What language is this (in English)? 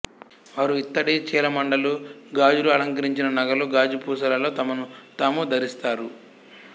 Telugu